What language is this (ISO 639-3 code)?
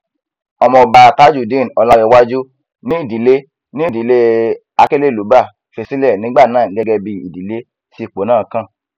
yor